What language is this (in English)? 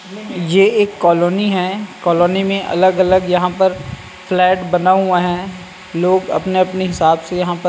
Hindi